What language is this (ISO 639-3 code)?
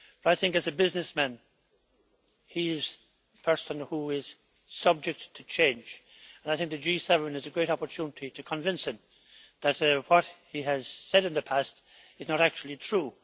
eng